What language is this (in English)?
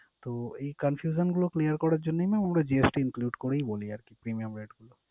Bangla